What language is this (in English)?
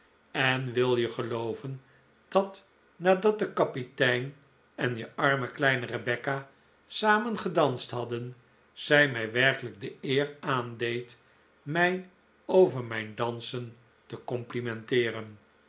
Dutch